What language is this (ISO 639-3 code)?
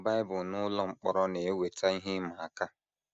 ibo